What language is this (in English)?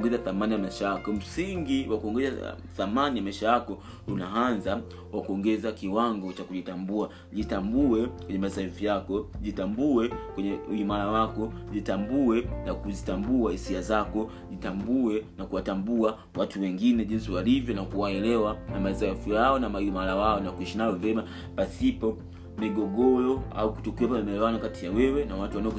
Swahili